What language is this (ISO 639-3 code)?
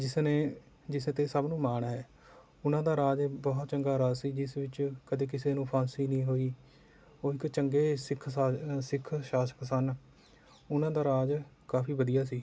pan